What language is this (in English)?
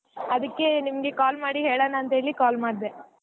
Kannada